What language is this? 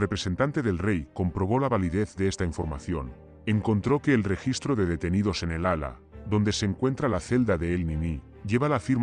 Spanish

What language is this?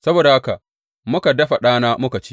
Hausa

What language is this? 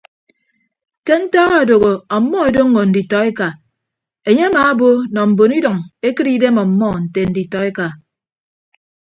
Ibibio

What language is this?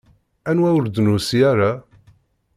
Kabyle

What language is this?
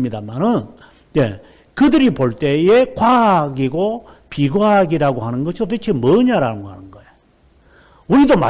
Korean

